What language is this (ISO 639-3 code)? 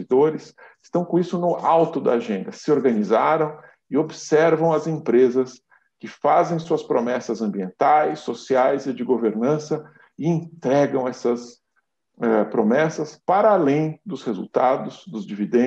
por